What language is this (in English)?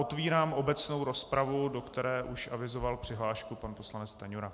Czech